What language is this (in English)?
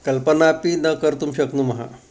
Sanskrit